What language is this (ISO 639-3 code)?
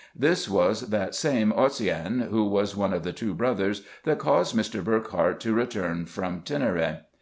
eng